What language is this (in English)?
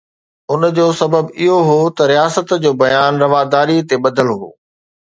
Sindhi